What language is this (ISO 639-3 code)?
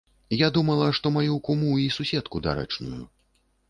bel